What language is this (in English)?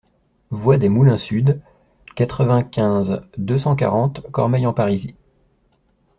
French